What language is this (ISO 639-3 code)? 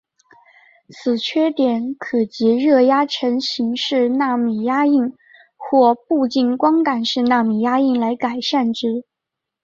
zho